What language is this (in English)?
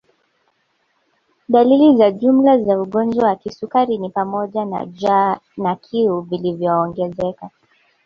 Swahili